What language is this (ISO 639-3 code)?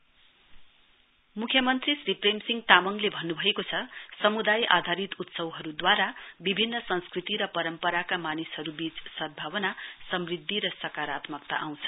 nep